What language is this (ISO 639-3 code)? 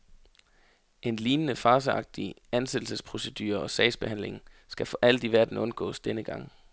dan